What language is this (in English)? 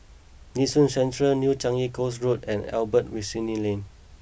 English